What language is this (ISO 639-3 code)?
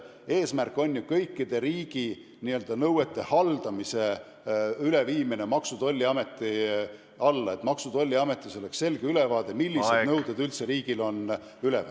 est